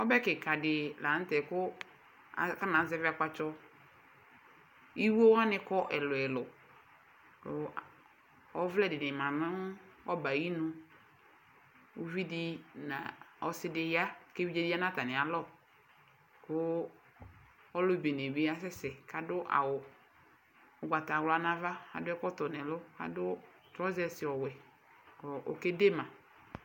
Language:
Ikposo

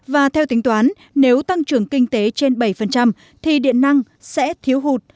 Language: Vietnamese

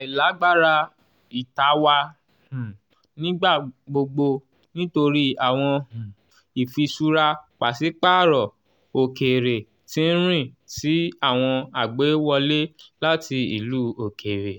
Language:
Yoruba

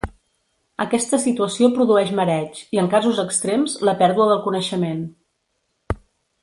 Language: Catalan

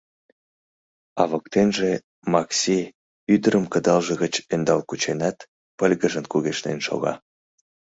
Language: Mari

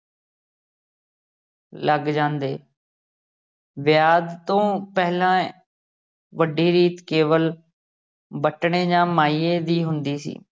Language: Punjabi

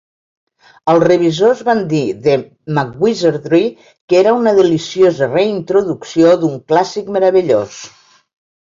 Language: Catalan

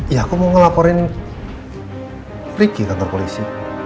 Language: Indonesian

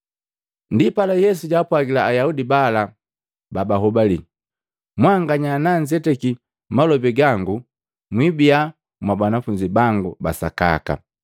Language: Matengo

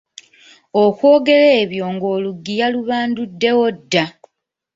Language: Ganda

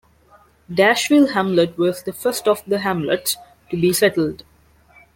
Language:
English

